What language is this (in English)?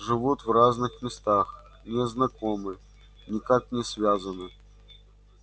Russian